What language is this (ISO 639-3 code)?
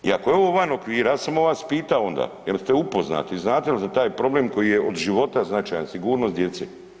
hrv